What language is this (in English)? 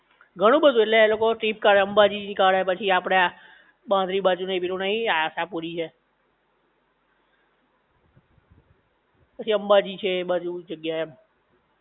Gujarati